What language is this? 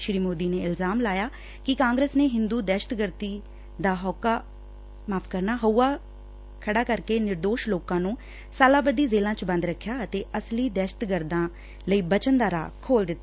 Punjabi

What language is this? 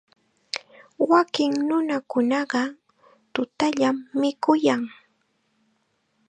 Chiquián Ancash Quechua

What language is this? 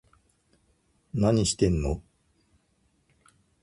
Japanese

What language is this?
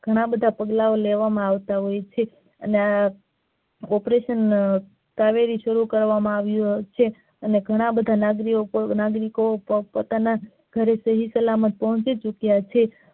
Gujarati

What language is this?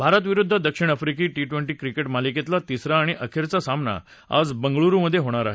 Marathi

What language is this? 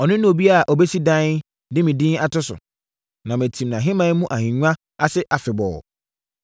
Akan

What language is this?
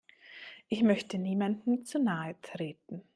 German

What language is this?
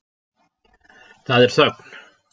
Icelandic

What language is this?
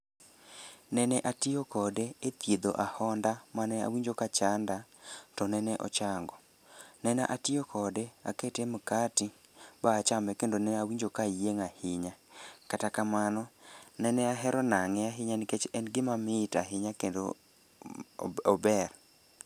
Luo (Kenya and Tanzania)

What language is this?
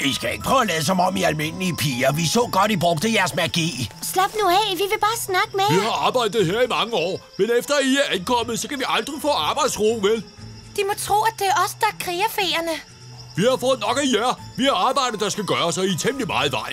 Danish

